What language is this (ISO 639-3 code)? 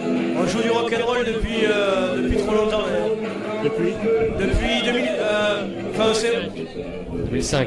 fra